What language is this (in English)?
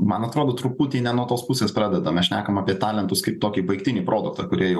Lithuanian